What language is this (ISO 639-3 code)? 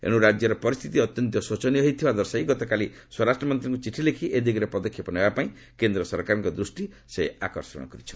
ori